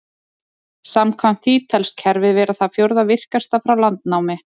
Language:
Icelandic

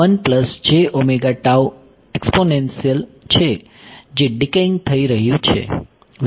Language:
Gujarati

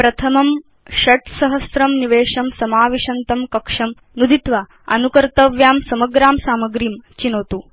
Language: Sanskrit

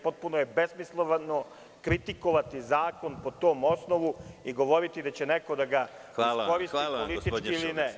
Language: Serbian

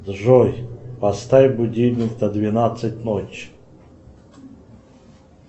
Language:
Russian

